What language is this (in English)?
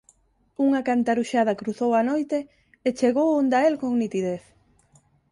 Galician